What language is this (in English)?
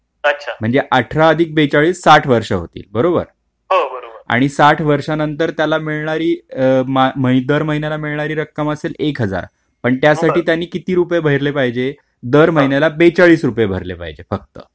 Marathi